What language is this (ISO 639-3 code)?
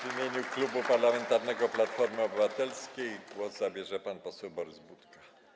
pol